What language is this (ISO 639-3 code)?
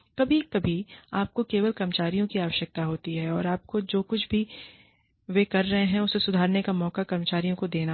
hin